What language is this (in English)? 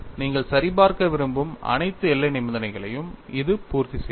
Tamil